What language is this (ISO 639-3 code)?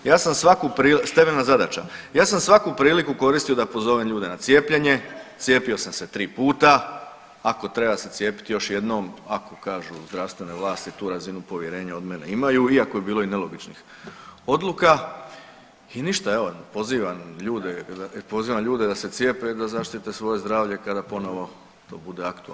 hrv